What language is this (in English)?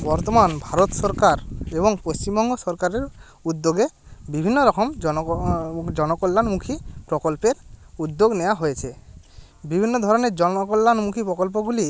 Bangla